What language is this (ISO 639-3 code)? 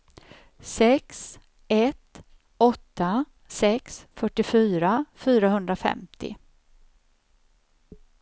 swe